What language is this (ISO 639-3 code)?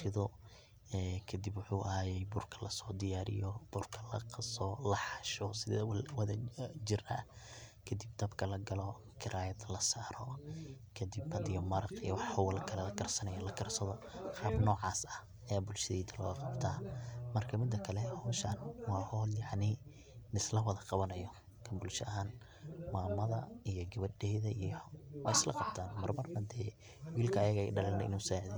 som